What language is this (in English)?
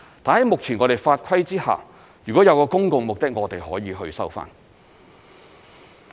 Cantonese